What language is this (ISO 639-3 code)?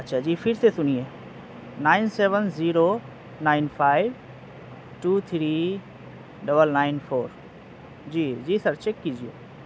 urd